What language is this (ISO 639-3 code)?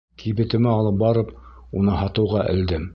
bak